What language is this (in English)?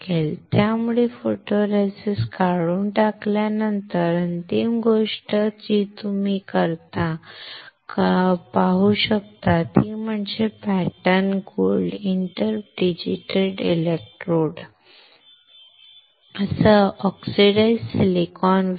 Marathi